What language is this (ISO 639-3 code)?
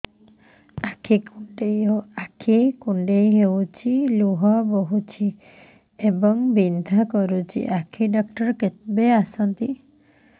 ori